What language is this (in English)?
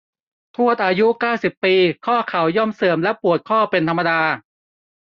Thai